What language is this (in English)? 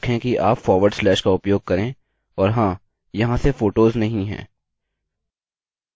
Hindi